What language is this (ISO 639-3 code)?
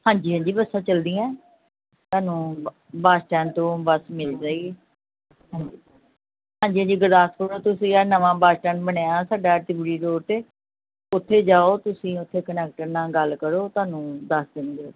pan